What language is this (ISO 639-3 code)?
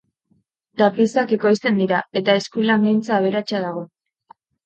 eus